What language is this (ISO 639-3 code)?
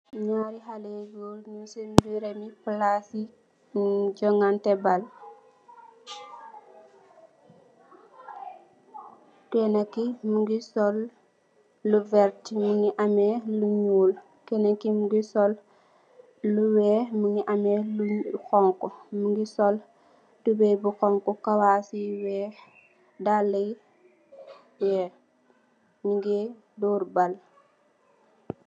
wol